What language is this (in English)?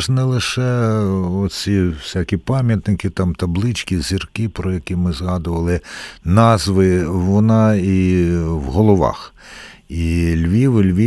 Ukrainian